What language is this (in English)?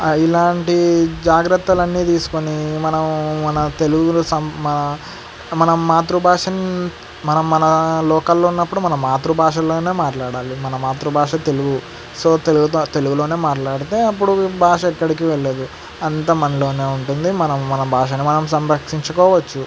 Telugu